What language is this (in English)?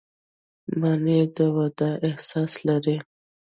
Pashto